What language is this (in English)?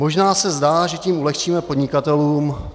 Czech